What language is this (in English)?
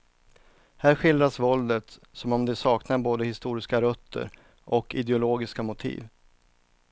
Swedish